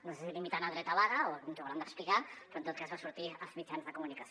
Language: Catalan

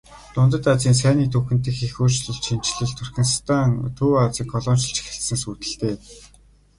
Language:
Mongolian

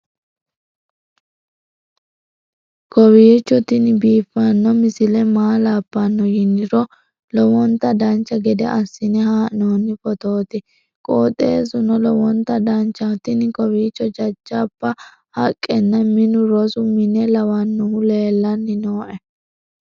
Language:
Sidamo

